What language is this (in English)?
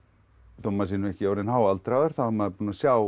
Icelandic